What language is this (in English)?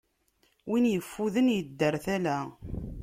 Kabyle